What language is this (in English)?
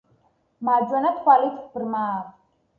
Georgian